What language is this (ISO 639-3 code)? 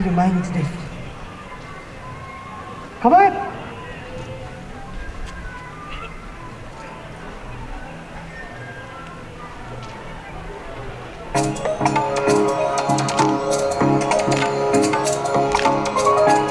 jpn